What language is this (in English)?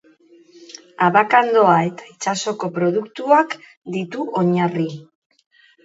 Basque